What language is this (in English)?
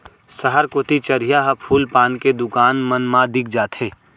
Chhattisgarhi